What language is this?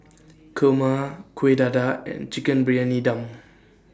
English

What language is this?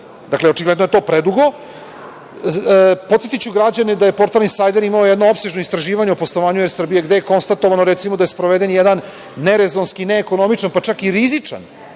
Serbian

